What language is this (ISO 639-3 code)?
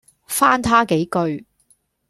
yue